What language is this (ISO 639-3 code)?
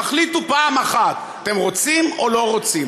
heb